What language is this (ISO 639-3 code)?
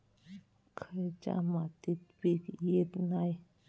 mar